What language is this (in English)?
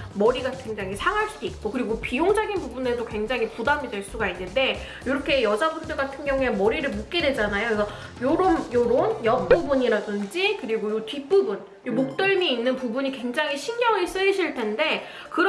Korean